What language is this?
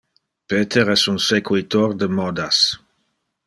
Interlingua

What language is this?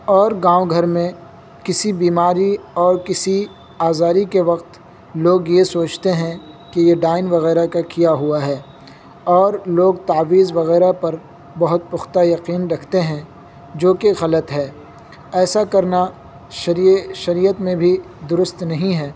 Urdu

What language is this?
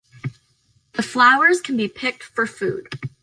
English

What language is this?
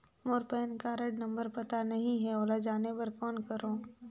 Chhattisgarhi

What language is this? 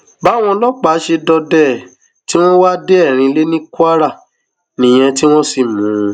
Yoruba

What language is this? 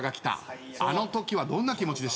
Japanese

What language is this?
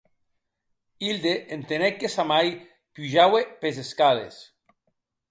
Occitan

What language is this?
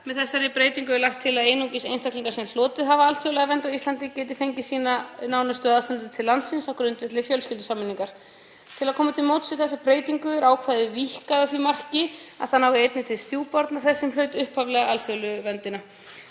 Icelandic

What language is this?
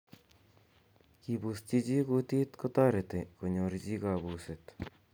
Kalenjin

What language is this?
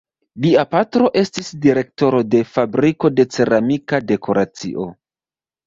Esperanto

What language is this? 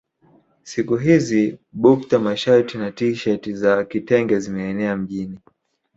Swahili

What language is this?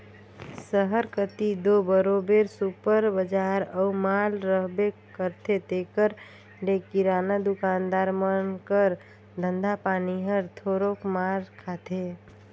Chhattisgarhi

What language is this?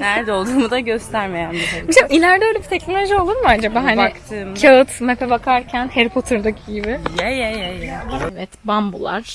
Turkish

